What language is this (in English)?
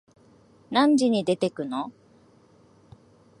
Japanese